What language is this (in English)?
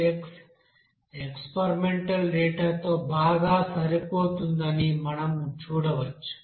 Telugu